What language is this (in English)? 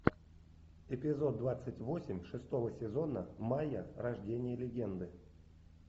Russian